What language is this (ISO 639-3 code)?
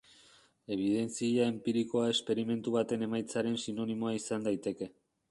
eus